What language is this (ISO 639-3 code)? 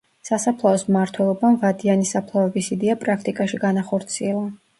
kat